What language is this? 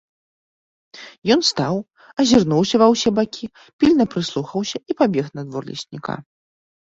Belarusian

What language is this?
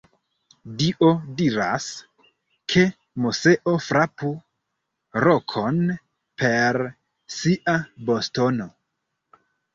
Esperanto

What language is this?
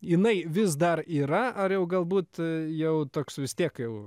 Lithuanian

